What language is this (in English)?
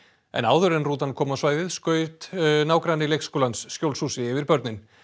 Icelandic